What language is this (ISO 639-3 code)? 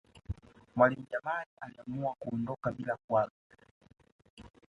swa